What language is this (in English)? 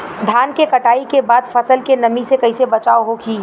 Bhojpuri